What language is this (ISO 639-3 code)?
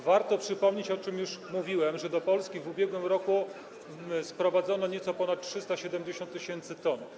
pol